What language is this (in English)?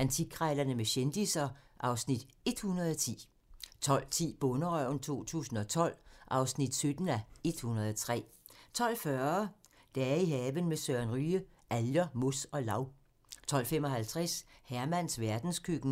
Danish